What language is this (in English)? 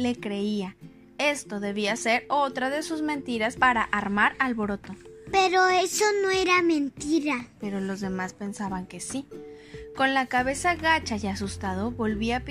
Spanish